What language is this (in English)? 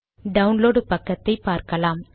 Tamil